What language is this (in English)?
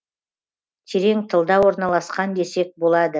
Kazakh